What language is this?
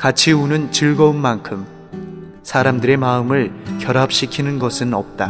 Korean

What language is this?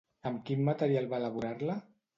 Catalan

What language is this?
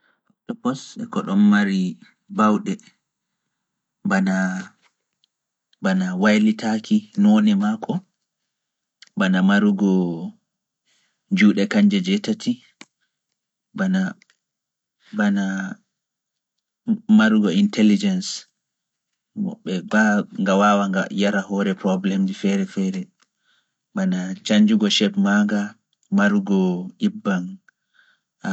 Fula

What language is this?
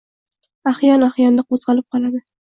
Uzbek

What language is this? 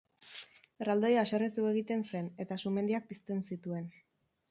Basque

